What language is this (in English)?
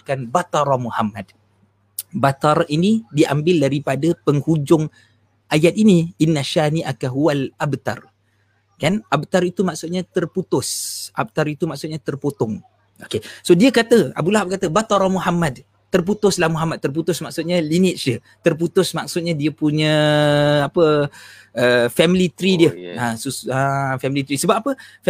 Malay